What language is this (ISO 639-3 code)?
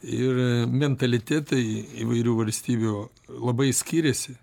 lit